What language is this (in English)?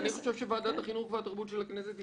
Hebrew